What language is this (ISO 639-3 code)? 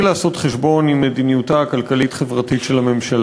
heb